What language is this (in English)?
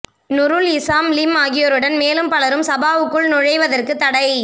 Tamil